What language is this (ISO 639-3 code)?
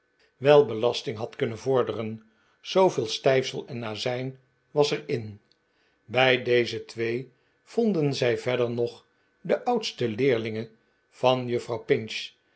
nld